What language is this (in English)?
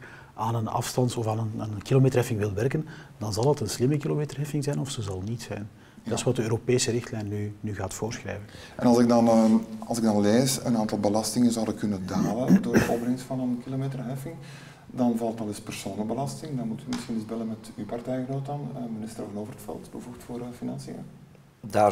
Dutch